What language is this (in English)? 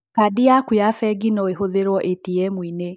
Kikuyu